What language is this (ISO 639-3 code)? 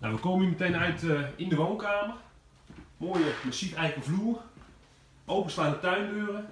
nld